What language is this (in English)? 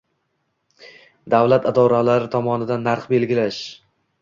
Uzbek